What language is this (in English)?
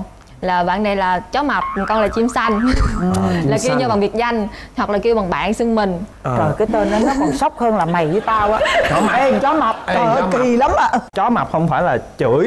Vietnamese